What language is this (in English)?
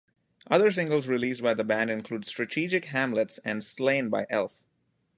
English